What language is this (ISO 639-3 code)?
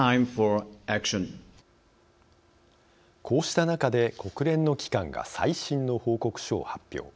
jpn